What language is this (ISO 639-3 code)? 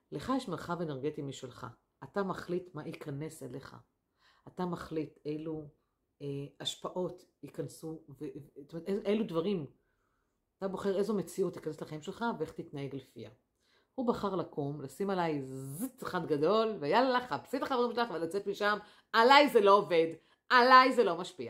heb